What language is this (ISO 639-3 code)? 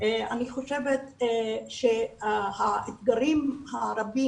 heb